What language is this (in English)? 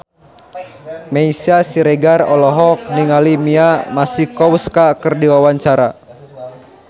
Sundanese